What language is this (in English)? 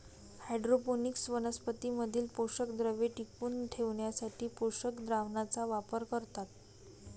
Marathi